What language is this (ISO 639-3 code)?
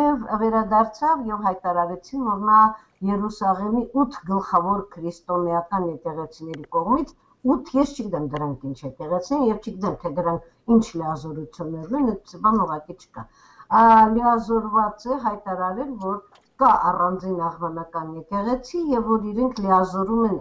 tur